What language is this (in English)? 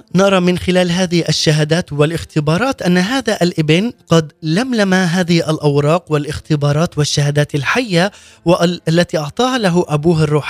Arabic